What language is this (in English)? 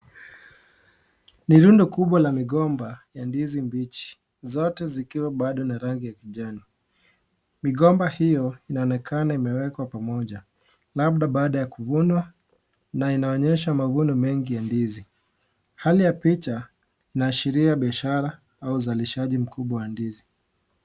Swahili